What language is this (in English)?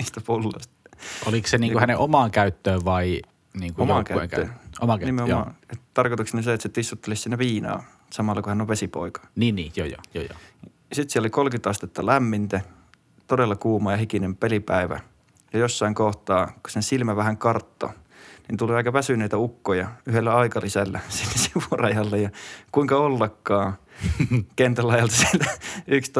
Finnish